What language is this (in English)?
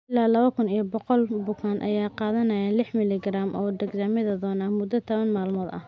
Somali